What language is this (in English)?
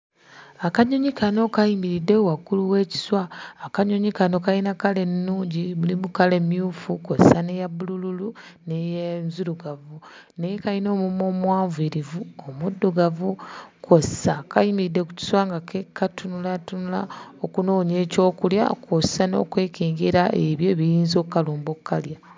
Ganda